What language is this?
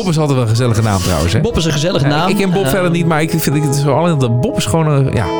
Dutch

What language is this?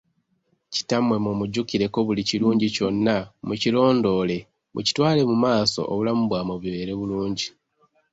Ganda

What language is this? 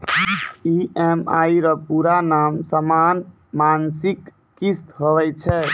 Maithili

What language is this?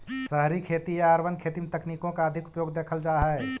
Magahi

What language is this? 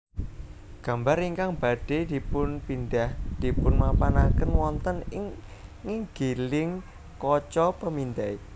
Javanese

